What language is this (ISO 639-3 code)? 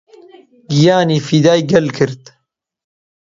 ckb